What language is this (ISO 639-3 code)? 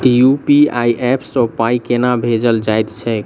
mai